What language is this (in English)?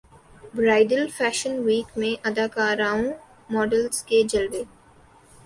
Urdu